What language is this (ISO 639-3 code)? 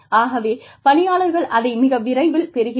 tam